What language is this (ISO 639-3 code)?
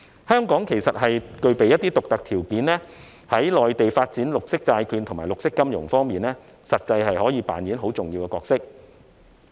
yue